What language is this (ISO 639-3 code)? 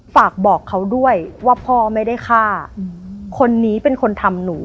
tha